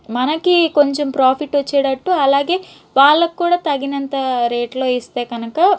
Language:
Telugu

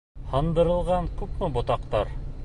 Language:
Bashkir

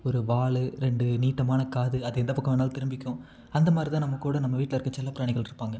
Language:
Tamil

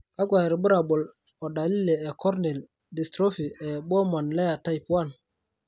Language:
Masai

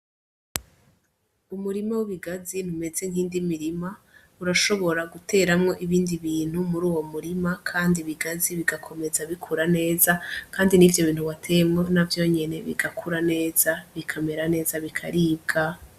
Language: Rundi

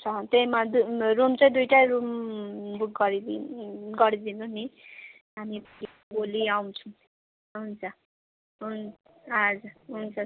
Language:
Nepali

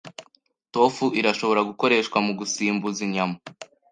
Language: Kinyarwanda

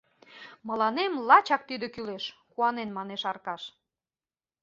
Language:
Mari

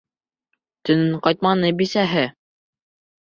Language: Bashkir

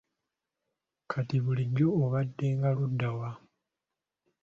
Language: Ganda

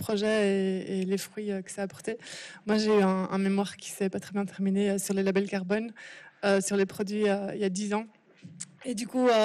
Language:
French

